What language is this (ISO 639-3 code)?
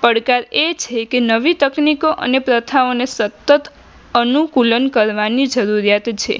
guj